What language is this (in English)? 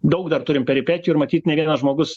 Lithuanian